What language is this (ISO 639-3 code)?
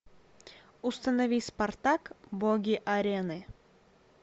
rus